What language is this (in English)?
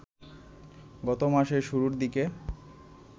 Bangla